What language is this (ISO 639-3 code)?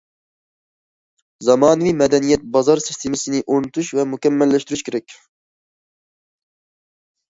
uig